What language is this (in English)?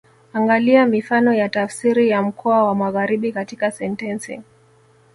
Swahili